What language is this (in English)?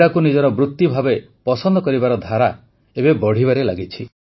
Odia